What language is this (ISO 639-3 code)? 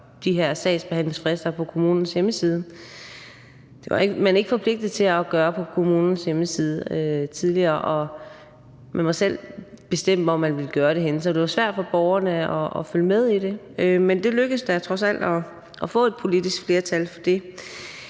dan